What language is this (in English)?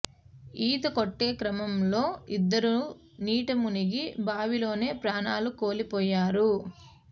Telugu